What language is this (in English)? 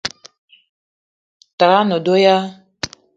Eton (Cameroon)